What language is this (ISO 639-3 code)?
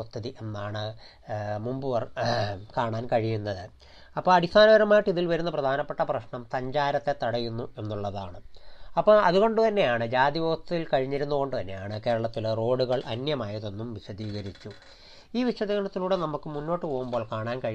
mal